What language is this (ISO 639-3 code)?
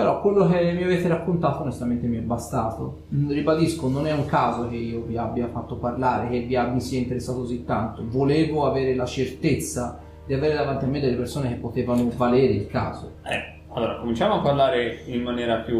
ita